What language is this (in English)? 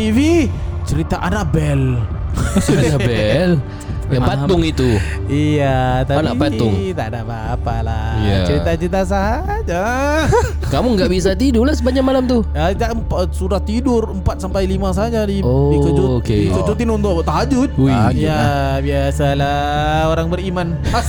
Malay